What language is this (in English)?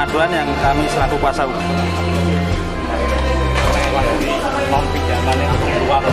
Indonesian